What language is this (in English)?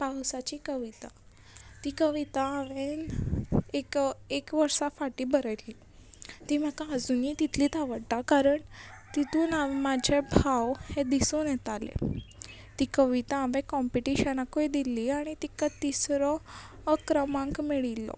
Konkani